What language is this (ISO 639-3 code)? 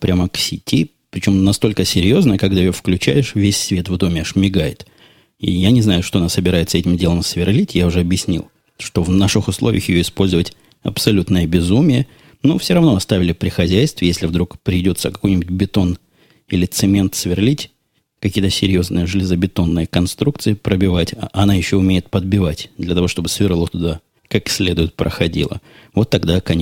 rus